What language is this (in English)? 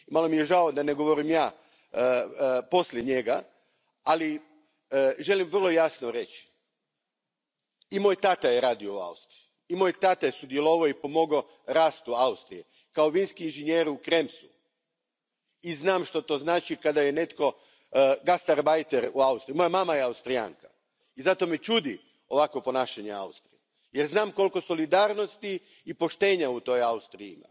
Croatian